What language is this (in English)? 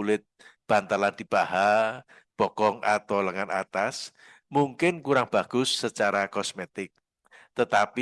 Indonesian